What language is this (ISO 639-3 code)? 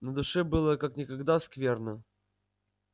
rus